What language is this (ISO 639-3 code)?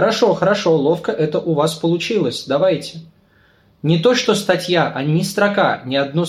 rus